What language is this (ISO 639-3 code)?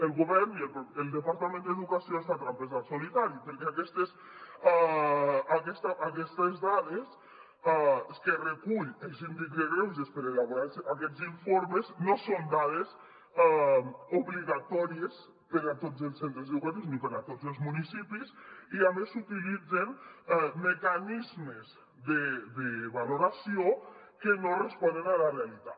cat